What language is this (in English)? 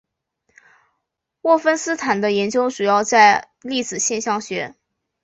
Chinese